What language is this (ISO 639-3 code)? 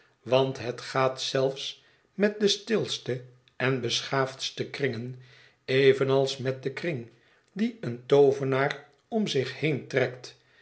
nld